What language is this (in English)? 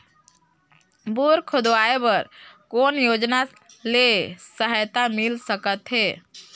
Chhattisgarhi